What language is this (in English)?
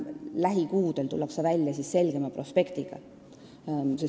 Estonian